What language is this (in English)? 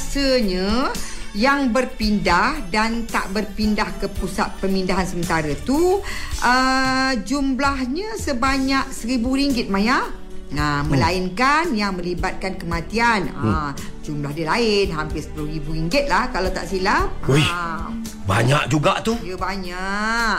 Malay